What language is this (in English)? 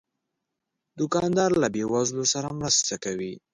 Pashto